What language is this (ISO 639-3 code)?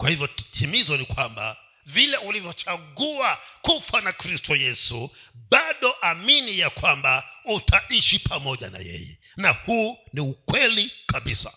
swa